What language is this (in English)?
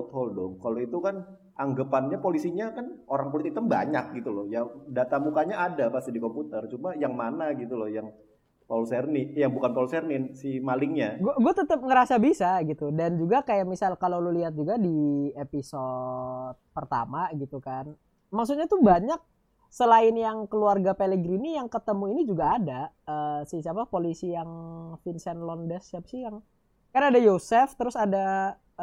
Indonesian